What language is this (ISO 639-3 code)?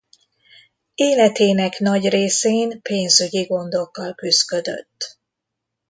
hun